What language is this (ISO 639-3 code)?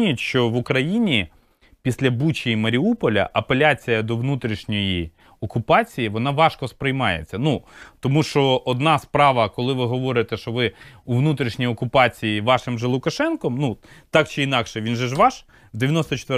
ukr